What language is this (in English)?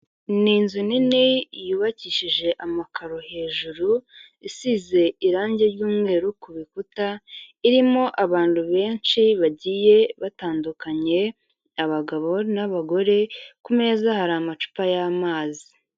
Kinyarwanda